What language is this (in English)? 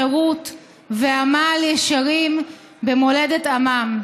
Hebrew